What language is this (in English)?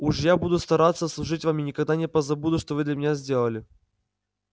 Russian